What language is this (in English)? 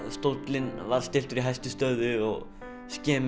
Icelandic